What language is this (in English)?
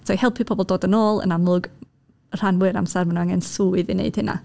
Welsh